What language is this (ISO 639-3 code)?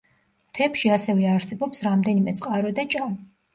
kat